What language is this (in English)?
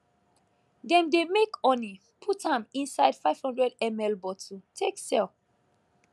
Nigerian Pidgin